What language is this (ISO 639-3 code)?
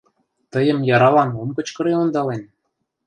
chm